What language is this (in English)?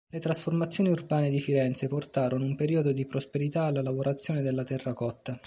Italian